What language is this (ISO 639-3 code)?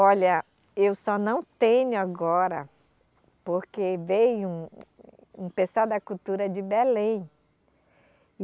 por